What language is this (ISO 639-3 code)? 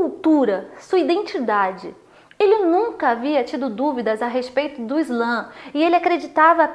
por